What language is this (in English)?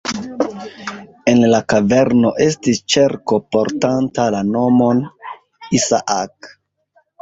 Esperanto